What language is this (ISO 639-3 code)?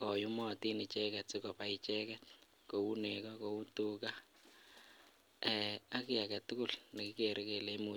kln